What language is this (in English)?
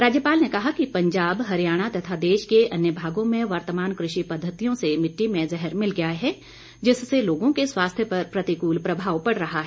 Hindi